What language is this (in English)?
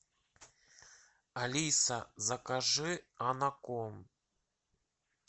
Russian